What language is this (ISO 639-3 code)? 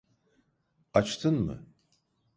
tur